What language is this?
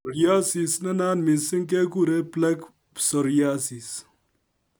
Kalenjin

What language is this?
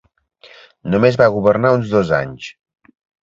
Catalan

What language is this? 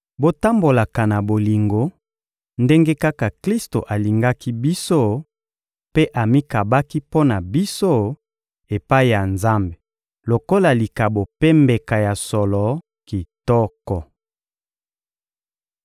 Lingala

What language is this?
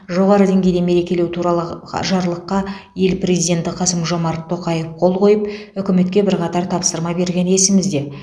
Kazakh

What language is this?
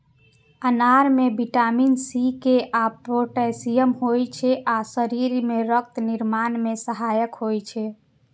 Maithili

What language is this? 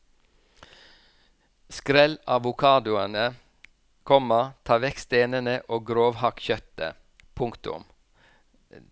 Norwegian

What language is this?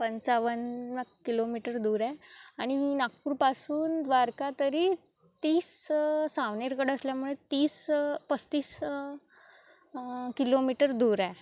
Marathi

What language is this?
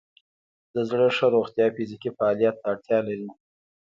Pashto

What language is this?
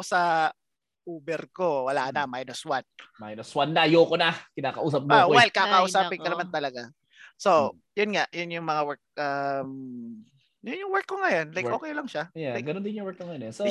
Filipino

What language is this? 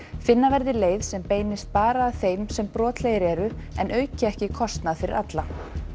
Icelandic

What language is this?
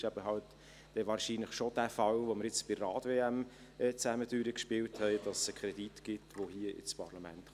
Swiss German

